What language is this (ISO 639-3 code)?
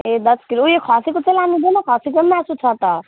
nep